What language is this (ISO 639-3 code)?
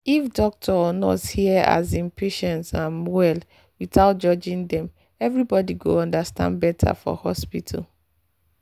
pcm